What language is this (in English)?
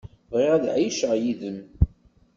Kabyle